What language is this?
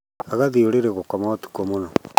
Kikuyu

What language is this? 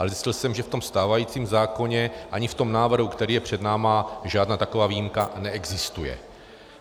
Czech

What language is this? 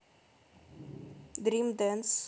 Russian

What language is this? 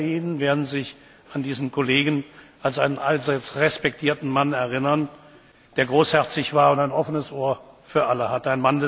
German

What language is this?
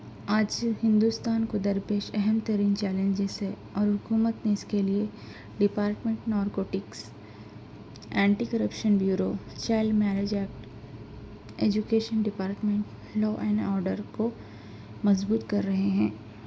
Urdu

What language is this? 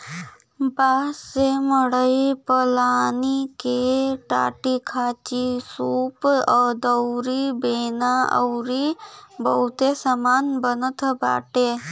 Bhojpuri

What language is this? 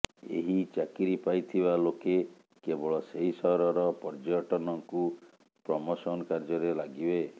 Odia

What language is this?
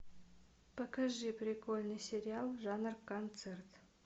Russian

